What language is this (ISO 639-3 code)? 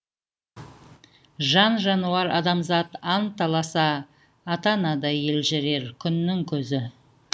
kaz